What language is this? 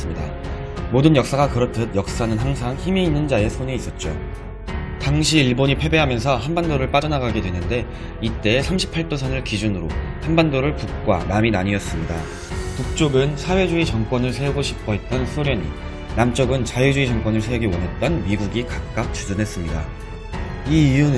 Korean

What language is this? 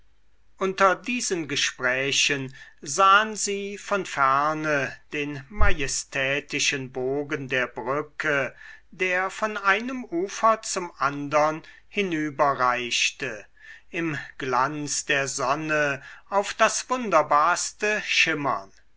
German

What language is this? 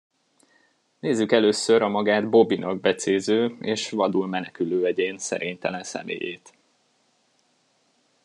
Hungarian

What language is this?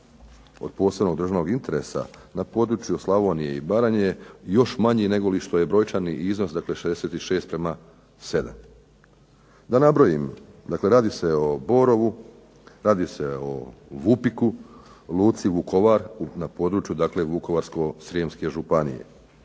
Croatian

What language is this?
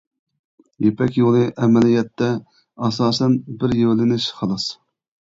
Uyghur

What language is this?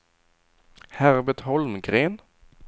Swedish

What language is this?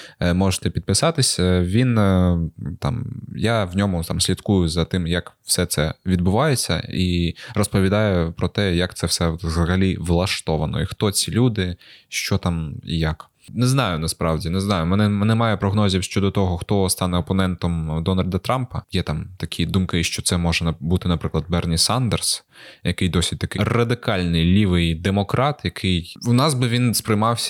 Ukrainian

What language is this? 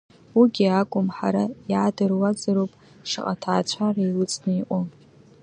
Abkhazian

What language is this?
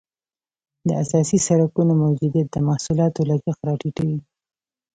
Pashto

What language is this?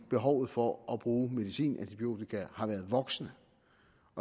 Danish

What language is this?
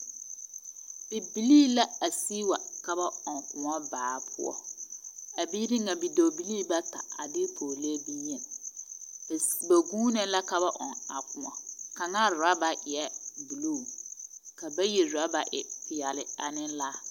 Southern Dagaare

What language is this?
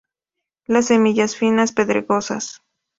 Spanish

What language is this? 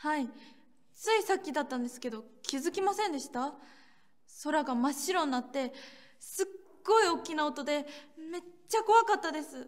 Japanese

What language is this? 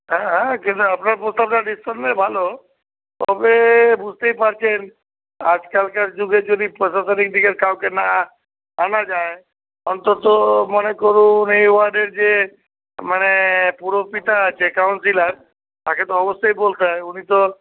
Bangla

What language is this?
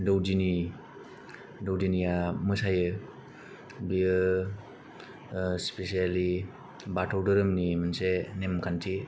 Bodo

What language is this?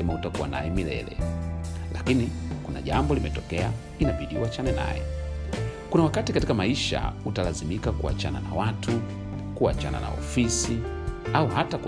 Swahili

